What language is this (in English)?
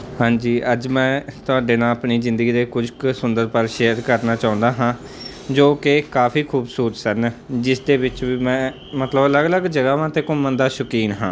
Punjabi